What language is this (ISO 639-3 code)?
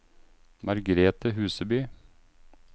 nor